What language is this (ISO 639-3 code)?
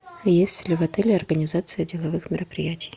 rus